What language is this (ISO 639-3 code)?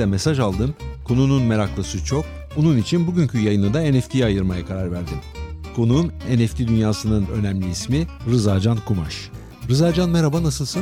tur